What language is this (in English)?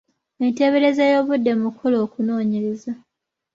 Ganda